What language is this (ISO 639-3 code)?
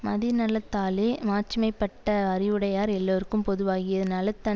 tam